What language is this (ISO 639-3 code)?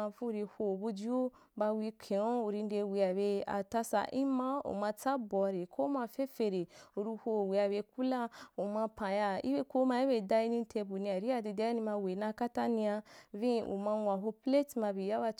juk